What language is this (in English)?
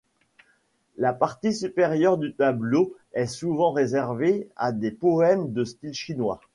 French